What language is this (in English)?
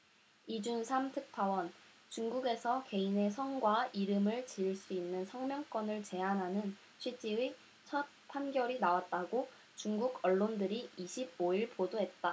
Korean